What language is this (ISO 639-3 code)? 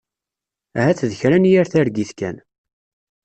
kab